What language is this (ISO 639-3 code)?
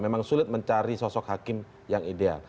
ind